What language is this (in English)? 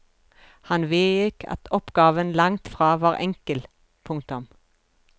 Norwegian